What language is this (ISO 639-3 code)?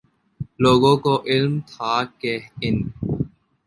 urd